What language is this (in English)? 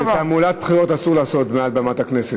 Hebrew